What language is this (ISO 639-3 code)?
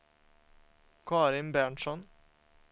swe